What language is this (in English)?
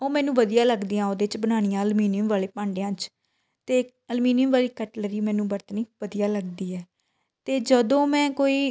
Punjabi